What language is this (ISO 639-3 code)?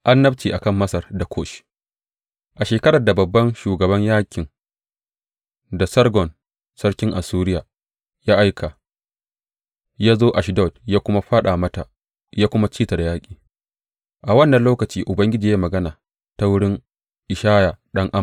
hau